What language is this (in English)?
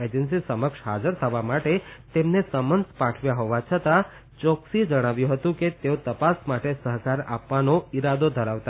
Gujarati